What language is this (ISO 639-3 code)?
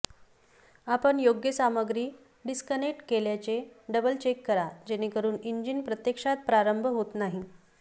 mar